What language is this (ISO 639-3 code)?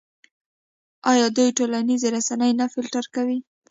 pus